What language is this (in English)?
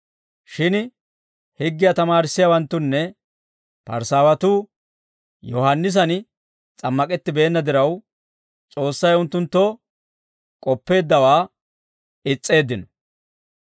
Dawro